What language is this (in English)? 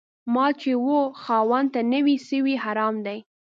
Pashto